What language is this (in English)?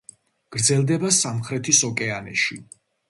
Georgian